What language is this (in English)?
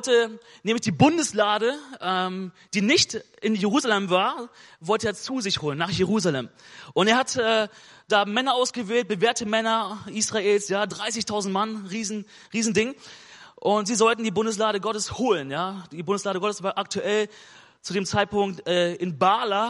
German